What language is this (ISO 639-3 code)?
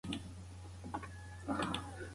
pus